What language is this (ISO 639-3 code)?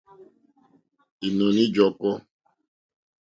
bri